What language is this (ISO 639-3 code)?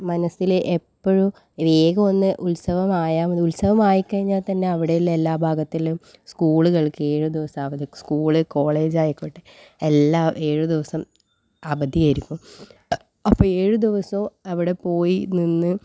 mal